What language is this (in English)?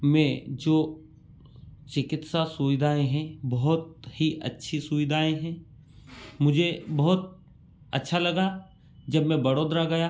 Hindi